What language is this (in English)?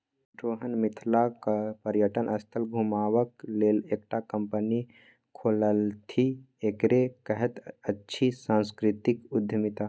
Maithili